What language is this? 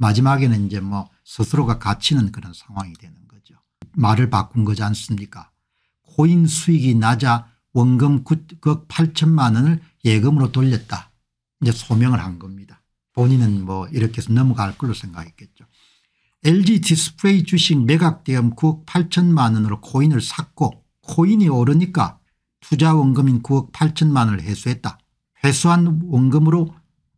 Korean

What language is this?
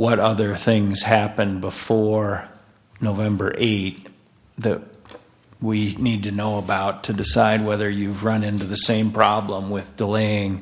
English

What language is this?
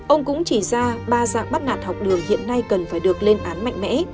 Vietnamese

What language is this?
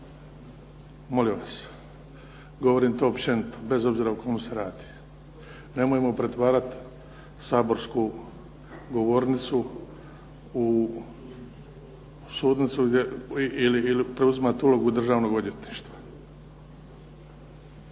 Croatian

